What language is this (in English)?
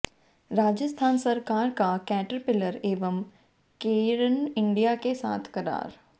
Hindi